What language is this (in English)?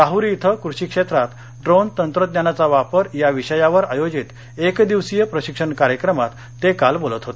Marathi